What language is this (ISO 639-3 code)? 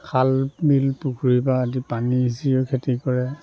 asm